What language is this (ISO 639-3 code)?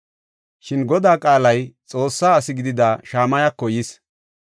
gof